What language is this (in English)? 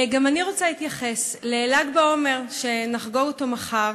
Hebrew